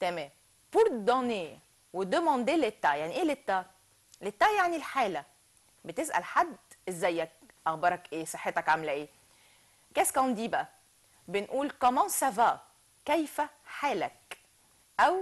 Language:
Arabic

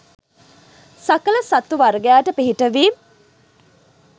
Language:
Sinhala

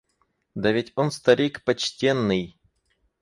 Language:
Russian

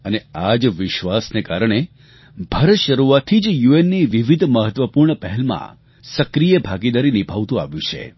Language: Gujarati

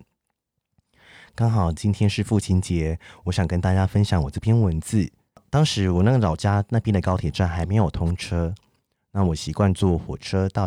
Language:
Chinese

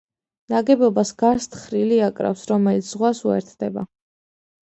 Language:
Georgian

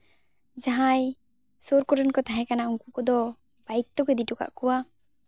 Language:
Santali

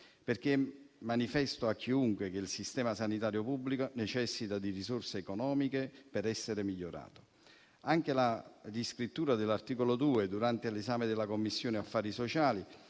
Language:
Italian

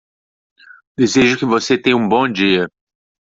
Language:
Portuguese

